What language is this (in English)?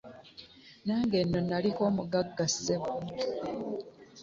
Ganda